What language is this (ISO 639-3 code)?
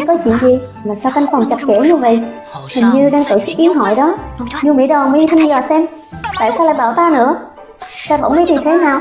vie